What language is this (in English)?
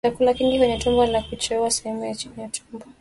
Swahili